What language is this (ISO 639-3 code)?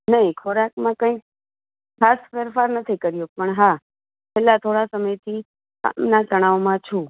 guj